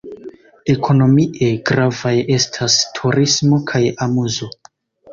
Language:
Esperanto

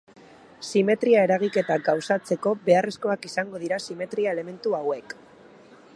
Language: Basque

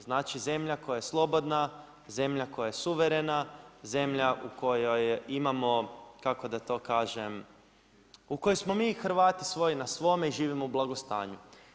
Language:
Croatian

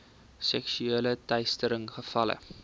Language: Afrikaans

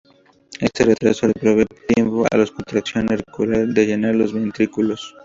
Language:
Spanish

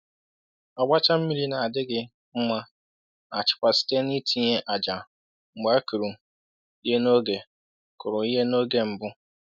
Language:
Igbo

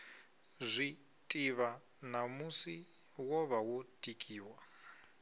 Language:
Venda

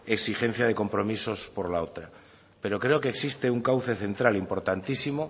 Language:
Spanish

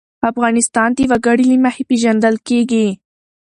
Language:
Pashto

